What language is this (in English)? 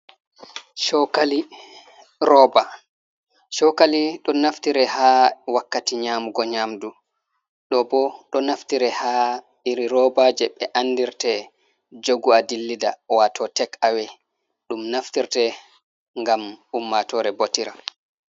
Fula